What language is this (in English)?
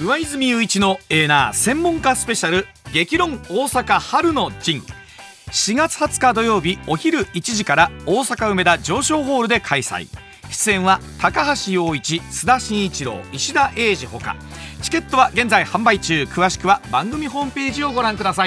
Japanese